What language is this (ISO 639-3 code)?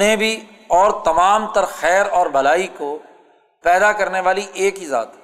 urd